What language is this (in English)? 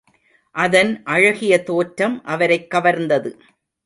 Tamil